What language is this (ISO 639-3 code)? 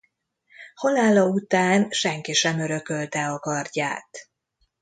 hun